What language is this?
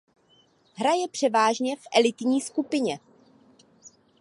Czech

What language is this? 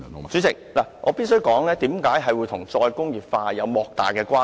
Cantonese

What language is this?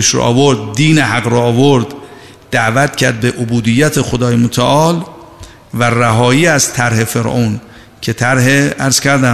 Persian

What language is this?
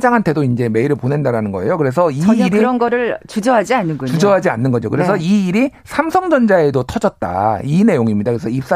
Korean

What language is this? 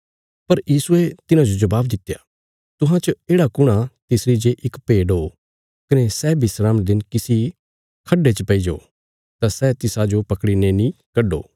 Bilaspuri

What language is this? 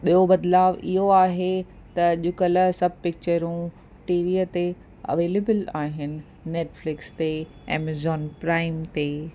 Sindhi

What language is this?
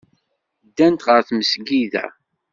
Kabyle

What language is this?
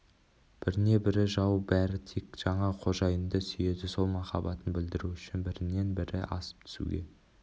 Kazakh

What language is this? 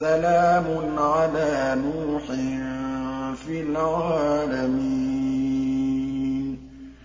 Arabic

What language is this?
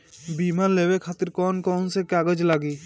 Bhojpuri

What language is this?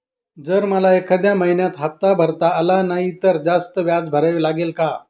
Marathi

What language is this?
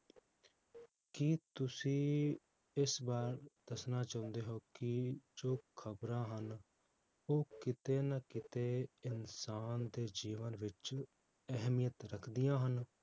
Punjabi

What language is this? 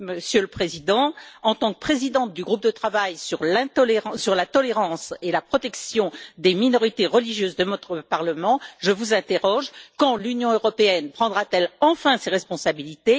French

